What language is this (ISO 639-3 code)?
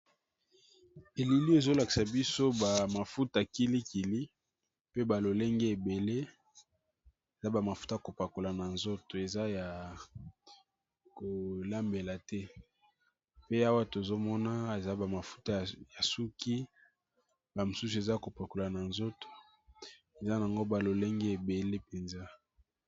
lin